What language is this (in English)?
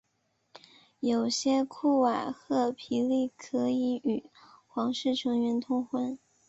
Chinese